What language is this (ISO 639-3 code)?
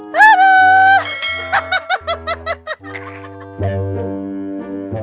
ind